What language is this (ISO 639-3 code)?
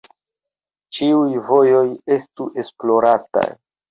epo